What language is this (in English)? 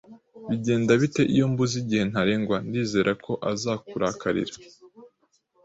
Kinyarwanda